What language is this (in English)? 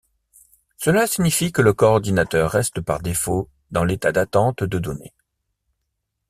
French